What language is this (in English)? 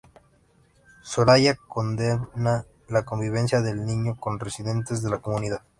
Spanish